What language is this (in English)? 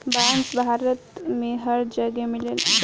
Bhojpuri